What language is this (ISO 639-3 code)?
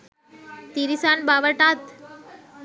sin